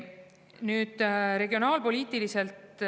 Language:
Estonian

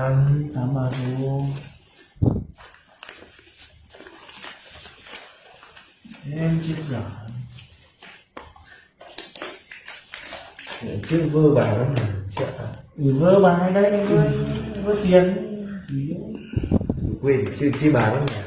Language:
Vietnamese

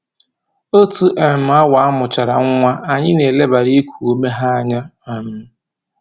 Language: Igbo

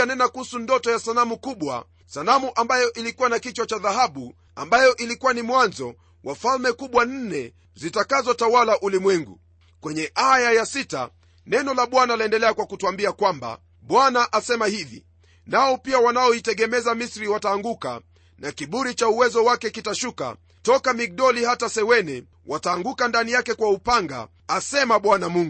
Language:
Swahili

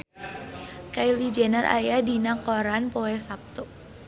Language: Sundanese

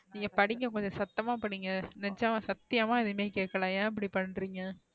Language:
Tamil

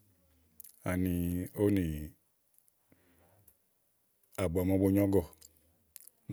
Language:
Igo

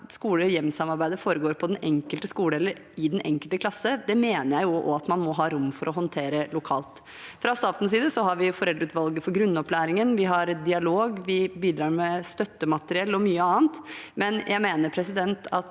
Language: Norwegian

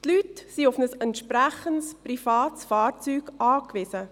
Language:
Swiss German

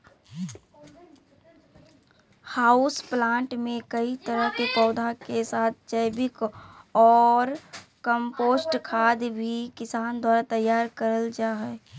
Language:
Magahi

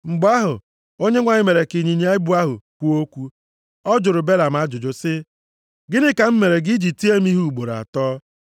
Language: Igbo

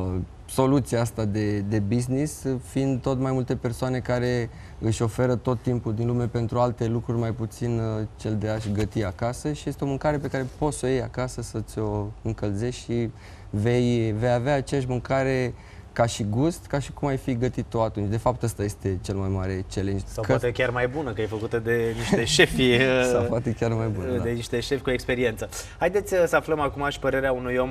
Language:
Romanian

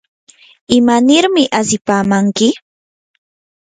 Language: Yanahuanca Pasco Quechua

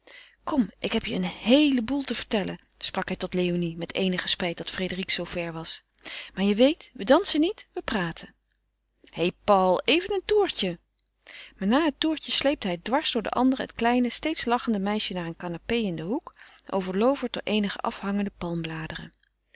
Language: Dutch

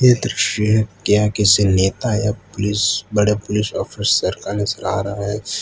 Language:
Hindi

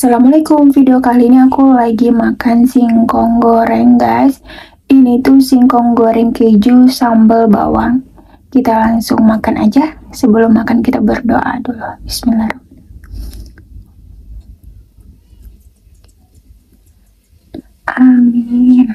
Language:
Indonesian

